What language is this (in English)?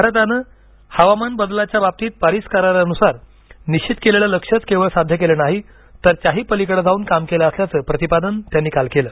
Marathi